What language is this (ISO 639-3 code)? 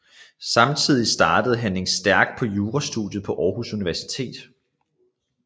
dan